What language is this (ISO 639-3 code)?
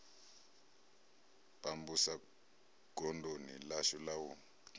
ven